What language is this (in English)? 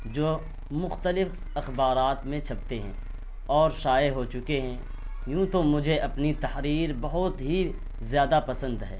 Urdu